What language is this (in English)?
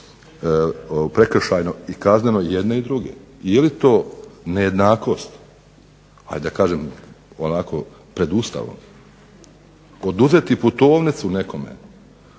Croatian